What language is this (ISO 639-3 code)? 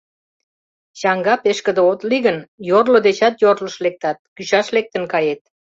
chm